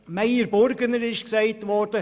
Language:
Swiss German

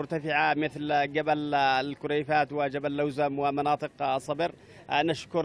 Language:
Arabic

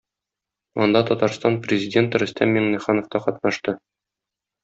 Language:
Tatar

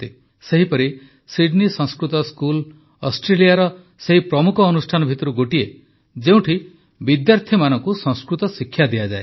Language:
Odia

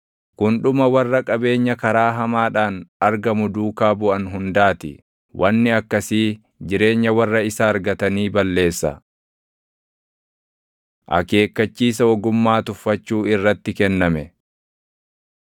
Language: Oromo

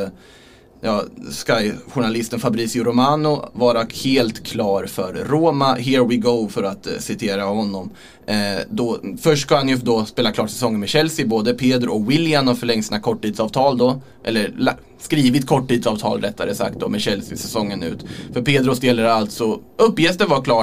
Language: Swedish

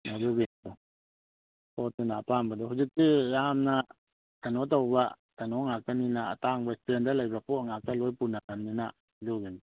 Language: Manipuri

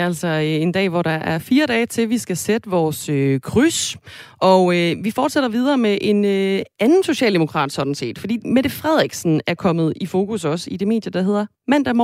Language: Danish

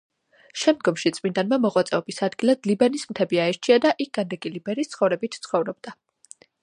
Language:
Georgian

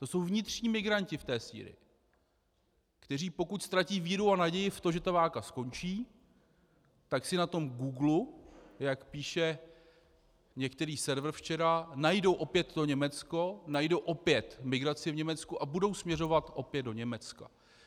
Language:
Czech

